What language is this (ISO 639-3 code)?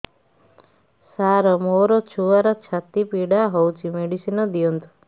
ori